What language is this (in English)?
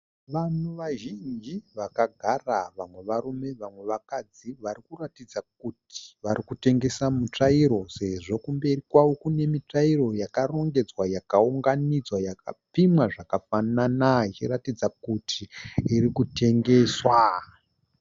Shona